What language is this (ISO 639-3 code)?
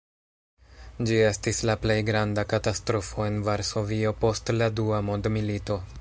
epo